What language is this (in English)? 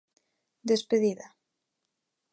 Galician